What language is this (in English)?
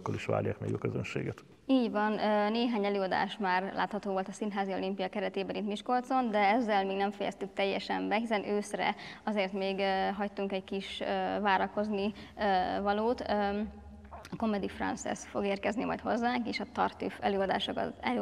Hungarian